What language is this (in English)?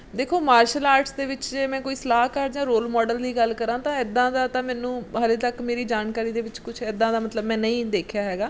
Punjabi